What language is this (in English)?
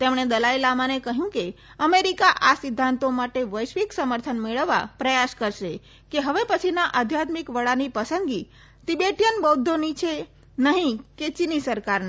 Gujarati